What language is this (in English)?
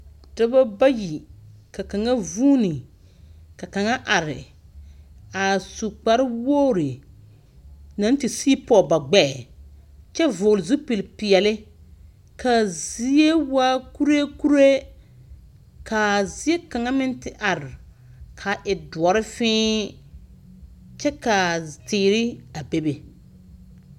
Southern Dagaare